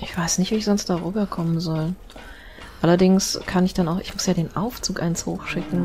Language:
German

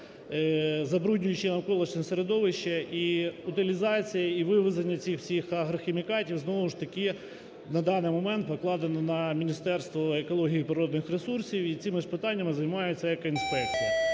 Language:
Ukrainian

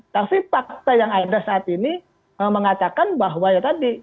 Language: Indonesian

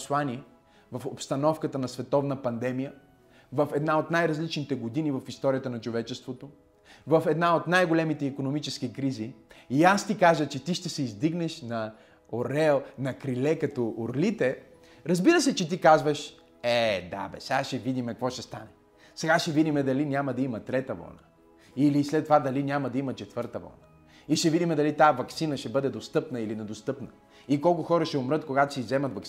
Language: Bulgarian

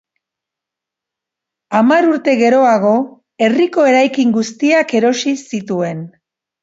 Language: Basque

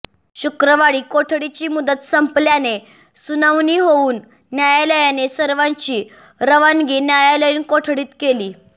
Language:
Marathi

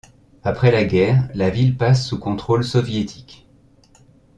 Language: French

